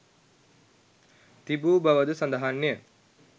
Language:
Sinhala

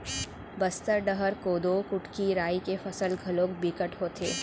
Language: Chhattisgarhi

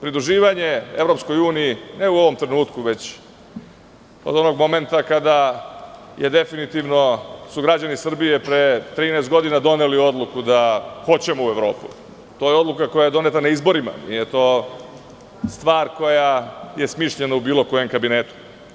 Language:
Serbian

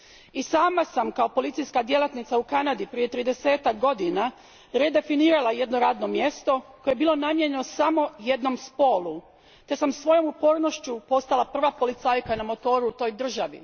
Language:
Croatian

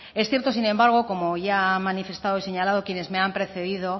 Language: Spanish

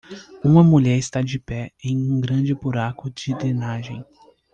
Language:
Portuguese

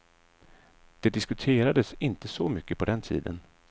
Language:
Swedish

